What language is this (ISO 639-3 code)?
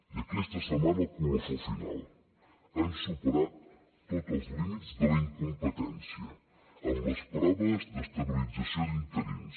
cat